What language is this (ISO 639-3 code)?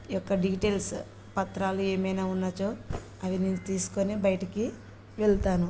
tel